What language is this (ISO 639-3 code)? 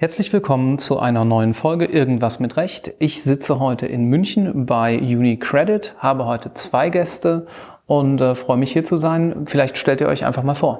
deu